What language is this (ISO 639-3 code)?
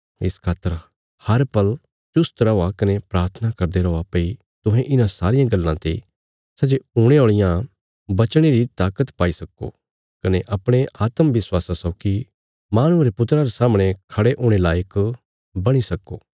kfs